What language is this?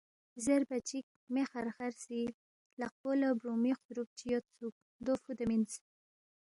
Balti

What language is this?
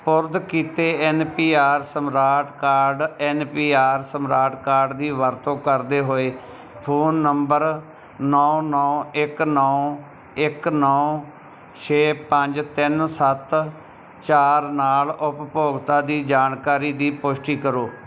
Punjabi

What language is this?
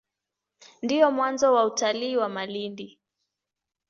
Swahili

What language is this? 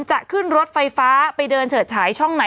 Thai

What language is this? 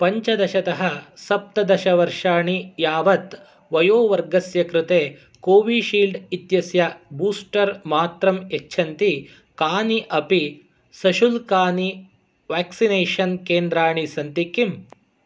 Sanskrit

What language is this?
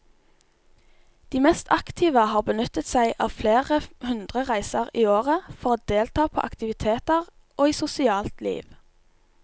Norwegian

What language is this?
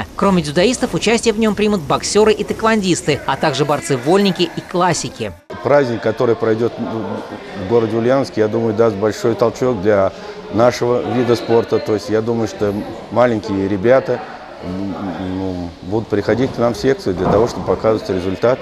Russian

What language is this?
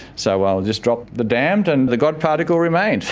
English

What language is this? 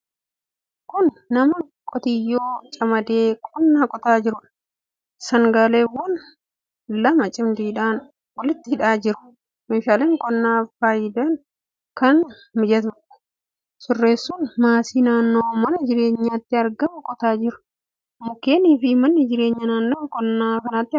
Oromo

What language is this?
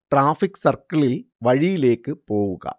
Malayalam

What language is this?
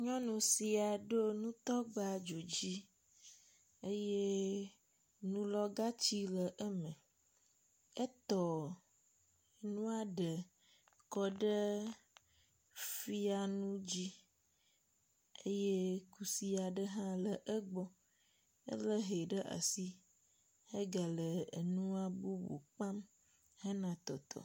Ewe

